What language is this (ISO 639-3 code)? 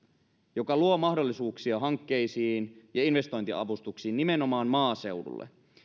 fin